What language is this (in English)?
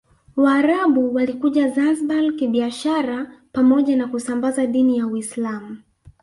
Swahili